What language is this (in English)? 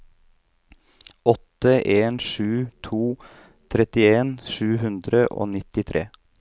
Norwegian